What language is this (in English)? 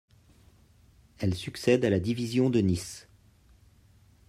French